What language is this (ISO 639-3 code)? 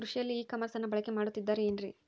kan